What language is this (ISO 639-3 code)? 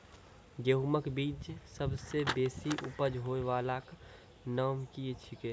mai